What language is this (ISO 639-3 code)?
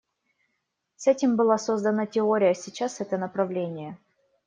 rus